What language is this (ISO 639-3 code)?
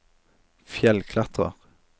nor